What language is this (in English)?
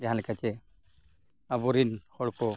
Santali